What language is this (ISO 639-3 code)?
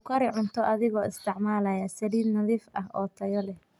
som